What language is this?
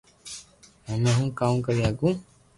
Loarki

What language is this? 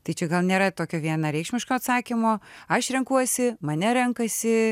Lithuanian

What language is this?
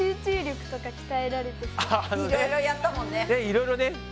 Japanese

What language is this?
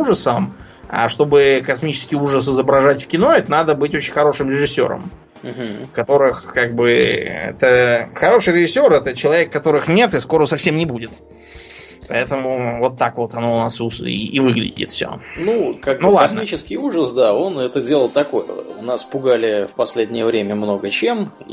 Russian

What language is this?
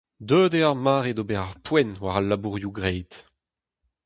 Breton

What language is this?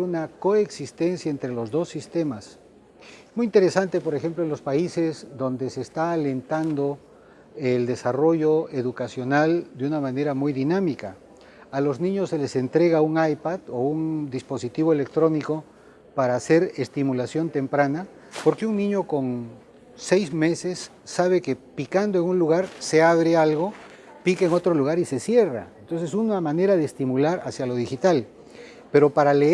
Spanish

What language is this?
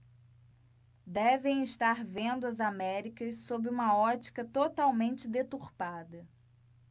Portuguese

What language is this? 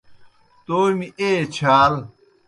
Kohistani Shina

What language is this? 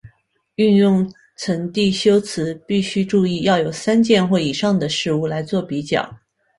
Chinese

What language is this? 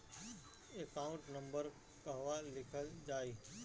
Bhojpuri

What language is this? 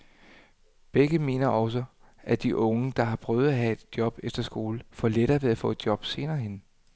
Danish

